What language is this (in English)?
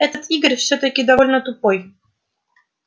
Russian